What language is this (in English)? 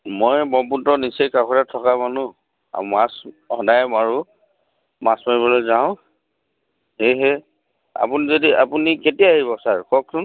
Assamese